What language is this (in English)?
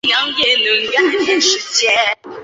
Chinese